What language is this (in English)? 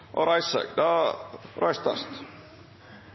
Norwegian Bokmål